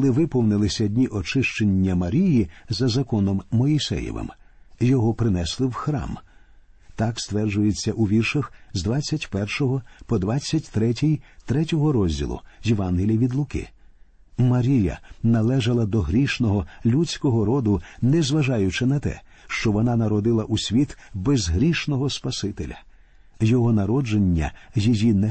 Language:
Ukrainian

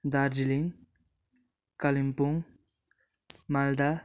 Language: Nepali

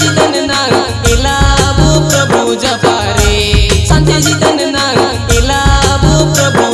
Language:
Indonesian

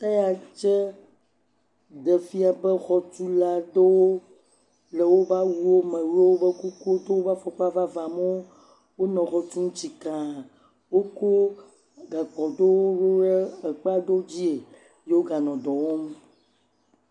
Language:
Ewe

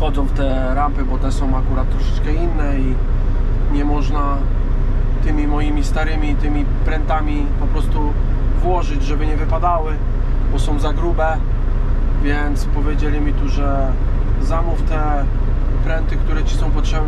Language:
Polish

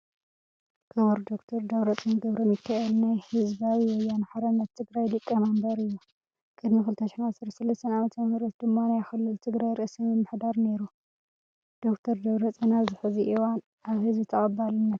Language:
Tigrinya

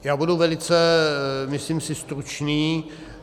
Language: Czech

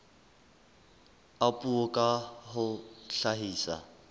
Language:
Southern Sotho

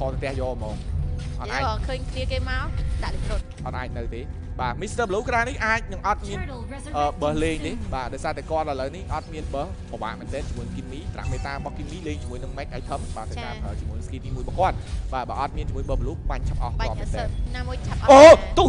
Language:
Thai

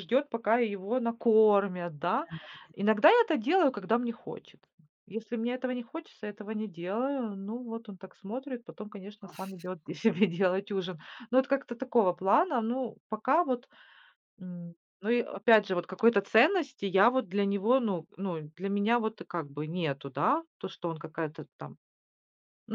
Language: Russian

